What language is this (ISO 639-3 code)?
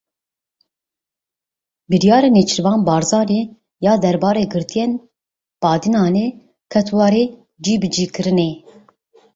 kur